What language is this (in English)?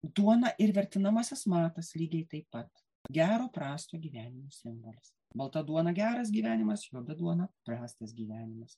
Lithuanian